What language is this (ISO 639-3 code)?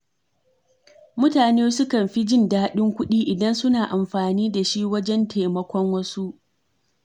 hau